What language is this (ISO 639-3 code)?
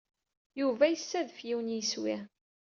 kab